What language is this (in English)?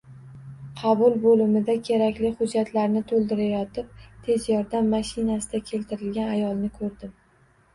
Uzbek